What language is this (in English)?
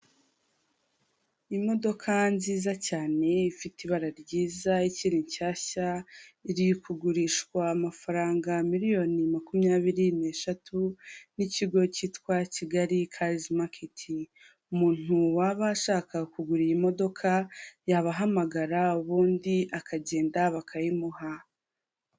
Kinyarwanda